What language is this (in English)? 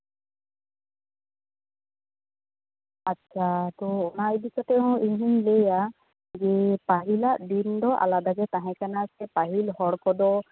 Santali